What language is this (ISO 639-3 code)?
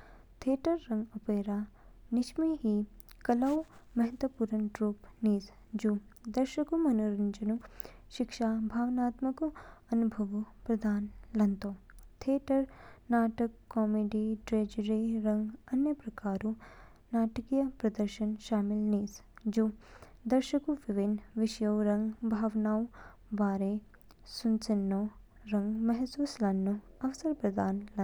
kfk